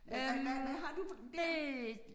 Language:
Danish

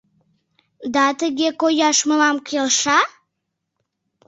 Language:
Mari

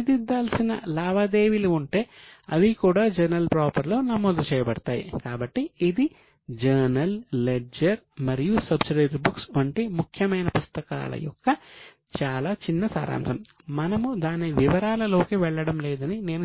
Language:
Telugu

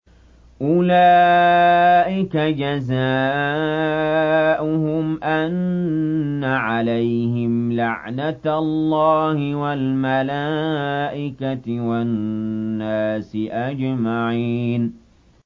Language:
Arabic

